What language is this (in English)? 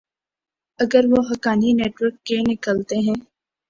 Urdu